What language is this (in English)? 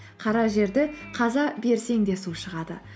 Kazakh